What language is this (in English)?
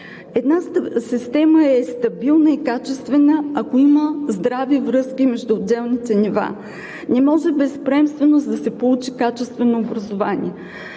Bulgarian